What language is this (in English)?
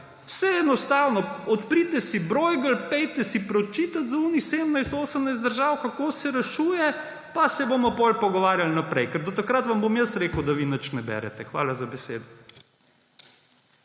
Slovenian